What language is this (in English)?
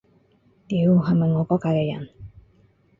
Cantonese